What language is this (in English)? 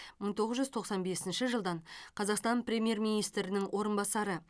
Kazakh